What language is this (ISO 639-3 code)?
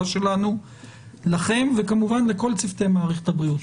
heb